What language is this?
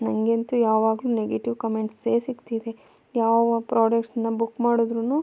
Kannada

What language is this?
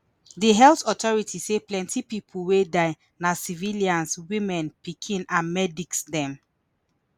Nigerian Pidgin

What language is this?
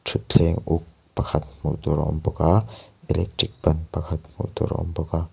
Mizo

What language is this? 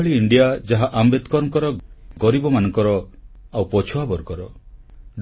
Odia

